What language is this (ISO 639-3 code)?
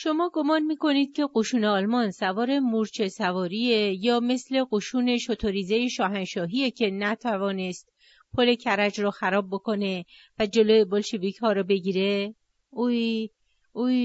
fas